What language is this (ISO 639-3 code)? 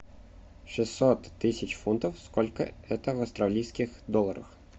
rus